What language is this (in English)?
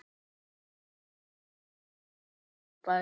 Icelandic